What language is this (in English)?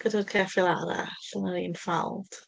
Welsh